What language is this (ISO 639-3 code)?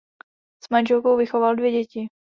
ces